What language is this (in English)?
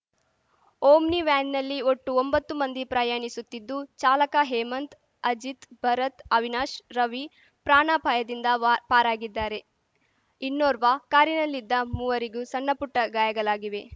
Kannada